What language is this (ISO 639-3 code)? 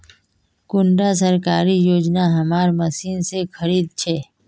mag